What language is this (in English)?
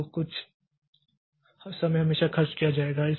Hindi